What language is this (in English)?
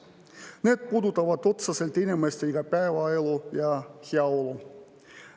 Estonian